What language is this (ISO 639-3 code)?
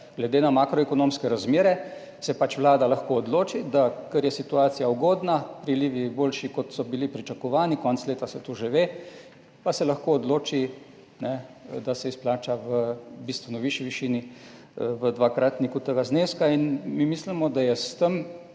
slv